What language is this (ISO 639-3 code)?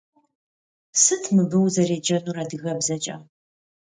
kbd